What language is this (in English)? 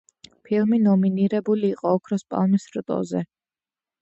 Georgian